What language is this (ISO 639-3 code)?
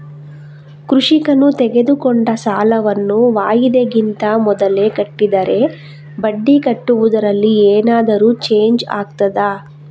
kan